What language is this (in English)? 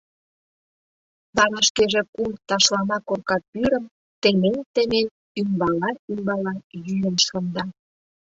Mari